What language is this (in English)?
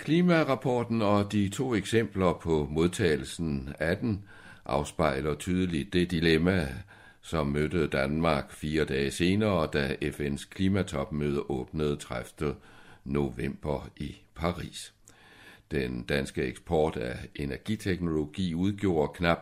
Danish